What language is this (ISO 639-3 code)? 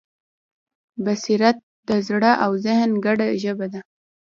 pus